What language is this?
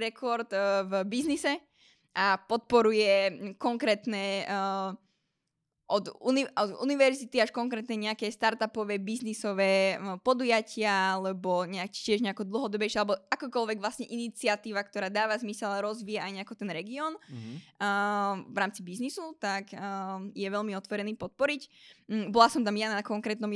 Slovak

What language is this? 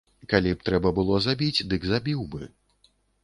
Belarusian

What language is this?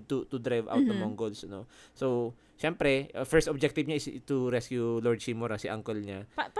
Filipino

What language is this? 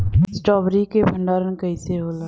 Bhojpuri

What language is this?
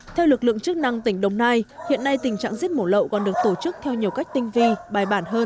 Vietnamese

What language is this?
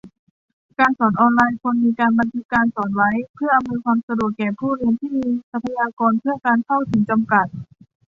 Thai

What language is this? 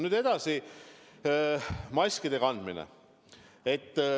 Estonian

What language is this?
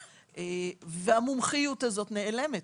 Hebrew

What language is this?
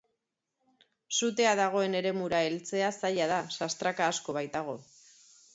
Basque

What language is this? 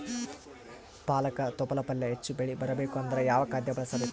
Kannada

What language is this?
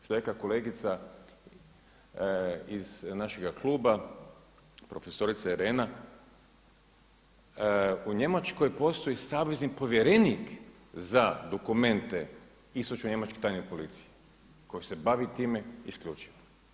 Croatian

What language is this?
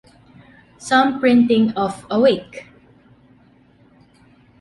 English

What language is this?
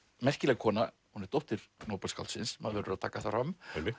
Icelandic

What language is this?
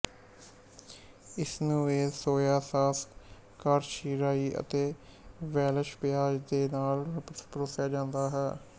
Punjabi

